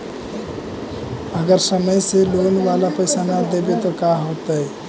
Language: Magahi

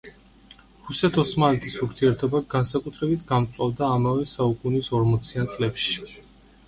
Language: Georgian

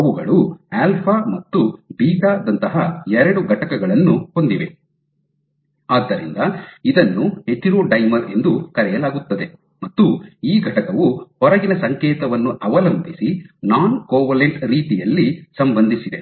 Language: Kannada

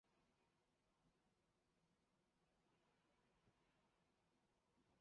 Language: Chinese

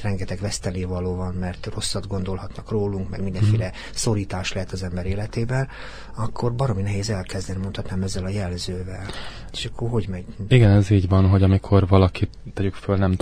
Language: Hungarian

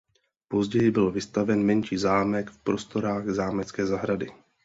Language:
Czech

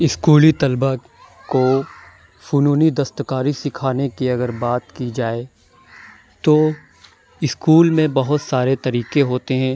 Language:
Urdu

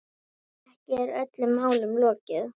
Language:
Icelandic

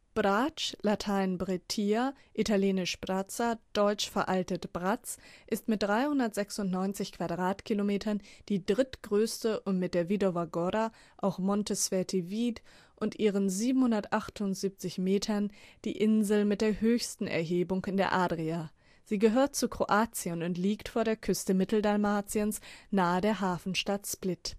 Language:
German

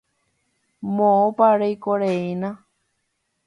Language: Guarani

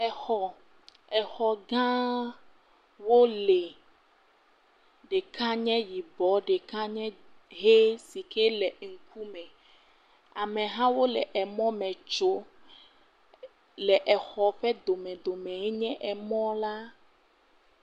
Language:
Ewe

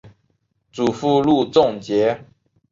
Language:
Chinese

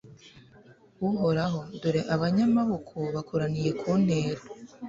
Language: Kinyarwanda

